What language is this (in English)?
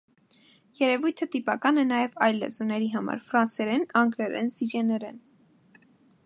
Armenian